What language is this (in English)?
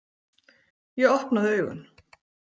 Icelandic